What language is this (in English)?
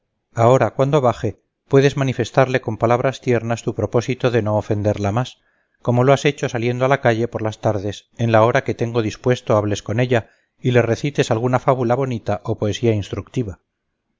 Spanish